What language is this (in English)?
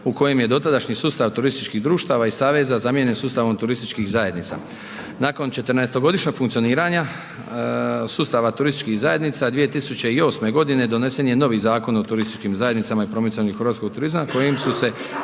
Croatian